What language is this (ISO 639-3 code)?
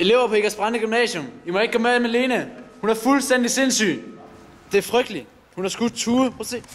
dan